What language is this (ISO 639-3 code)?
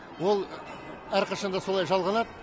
kaz